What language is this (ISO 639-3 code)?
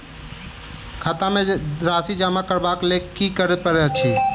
mai